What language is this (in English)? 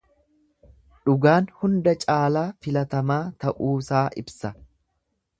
Oromo